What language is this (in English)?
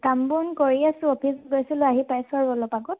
Assamese